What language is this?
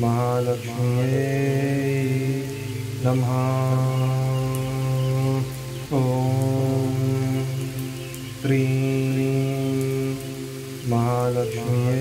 Gujarati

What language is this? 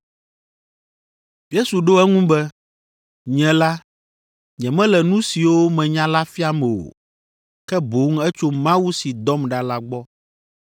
Ewe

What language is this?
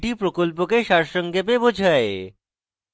Bangla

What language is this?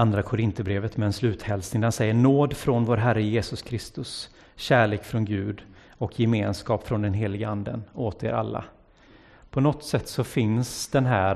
Swedish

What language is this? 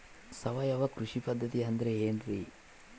Kannada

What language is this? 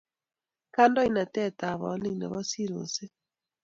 Kalenjin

